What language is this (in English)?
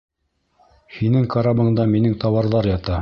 Bashkir